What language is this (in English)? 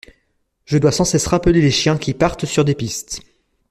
French